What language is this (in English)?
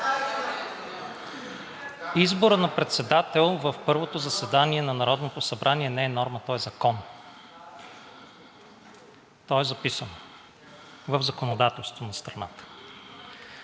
Bulgarian